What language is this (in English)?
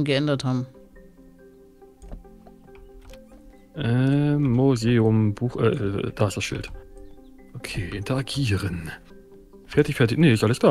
German